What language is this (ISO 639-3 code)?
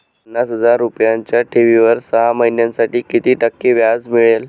mar